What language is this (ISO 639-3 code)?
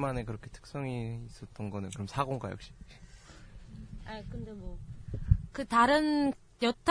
kor